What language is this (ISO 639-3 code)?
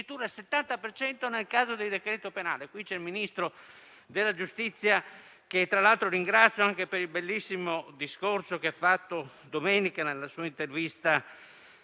ita